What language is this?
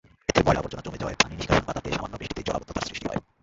Bangla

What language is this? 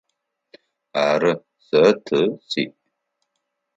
Adyghe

